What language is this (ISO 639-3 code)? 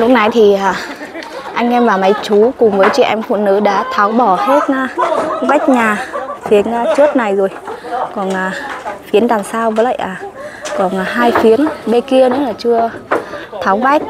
vie